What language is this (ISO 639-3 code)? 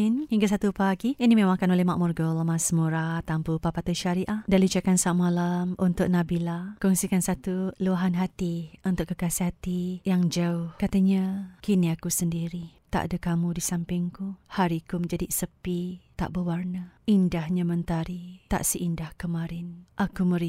msa